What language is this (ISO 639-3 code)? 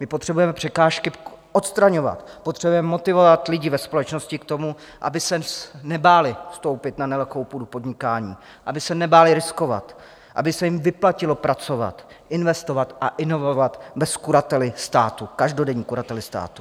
ces